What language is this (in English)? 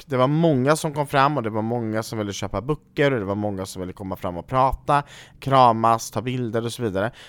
Swedish